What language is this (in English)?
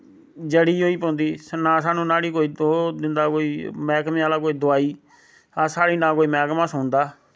Dogri